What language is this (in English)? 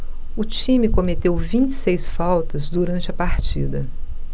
Portuguese